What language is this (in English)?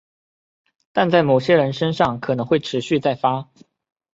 Chinese